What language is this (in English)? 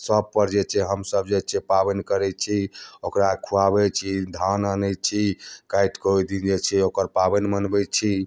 Maithili